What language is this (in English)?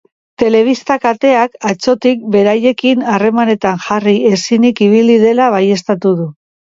Basque